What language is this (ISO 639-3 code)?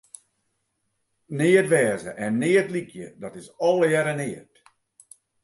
fry